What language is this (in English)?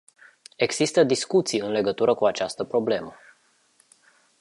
Romanian